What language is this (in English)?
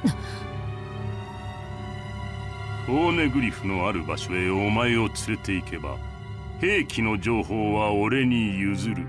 Japanese